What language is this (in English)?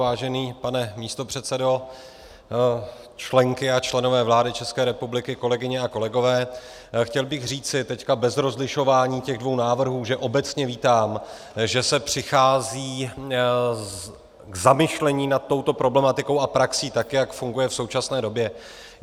Czech